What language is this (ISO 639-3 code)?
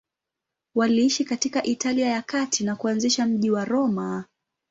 swa